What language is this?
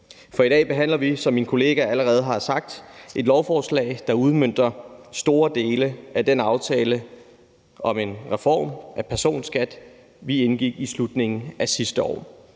Danish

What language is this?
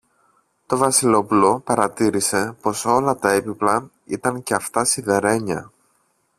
Greek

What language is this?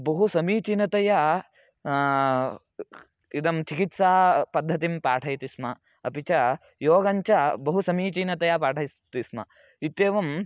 Sanskrit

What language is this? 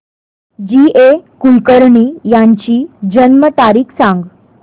Marathi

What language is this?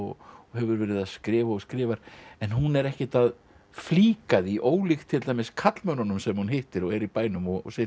Icelandic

